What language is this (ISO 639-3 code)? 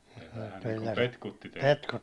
fin